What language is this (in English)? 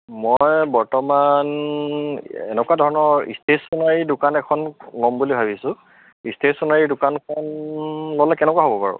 Assamese